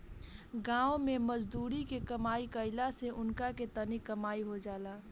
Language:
Bhojpuri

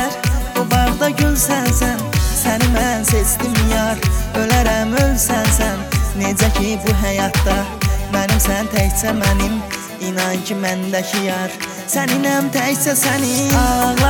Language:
Persian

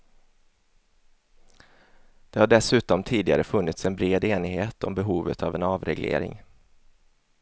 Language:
Swedish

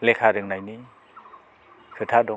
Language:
Bodo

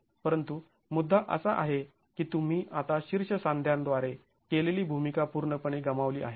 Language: Marathi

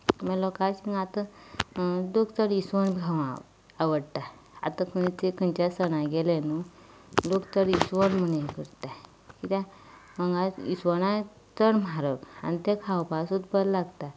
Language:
Konkani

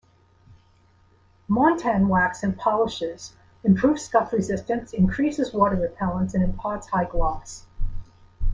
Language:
English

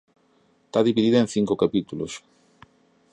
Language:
Galician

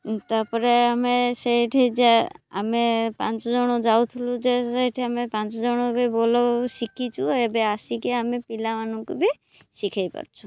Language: Odia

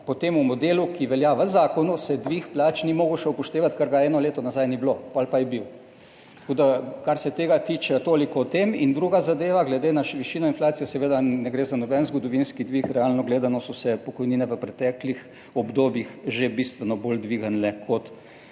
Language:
Slovenian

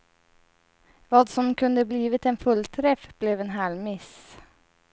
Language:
Swedish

